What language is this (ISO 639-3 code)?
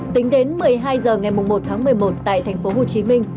vie